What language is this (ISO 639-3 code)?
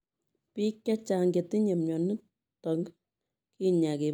kln